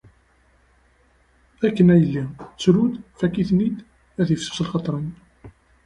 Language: Kabyle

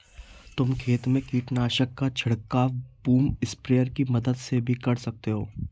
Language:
Hindi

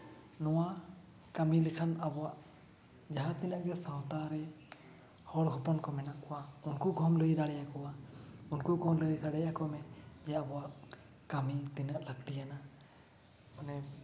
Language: Santali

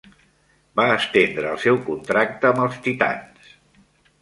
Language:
Catalan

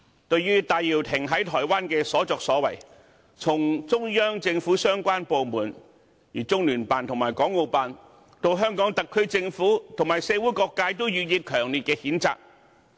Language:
Cantonese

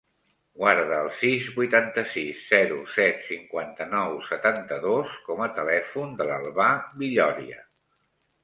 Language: Catalan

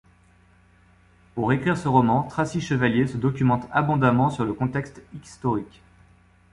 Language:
French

